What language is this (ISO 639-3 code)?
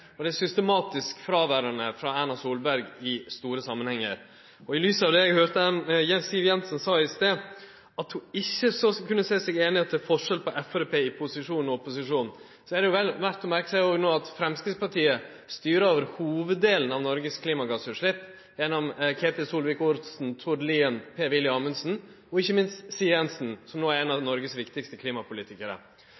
nno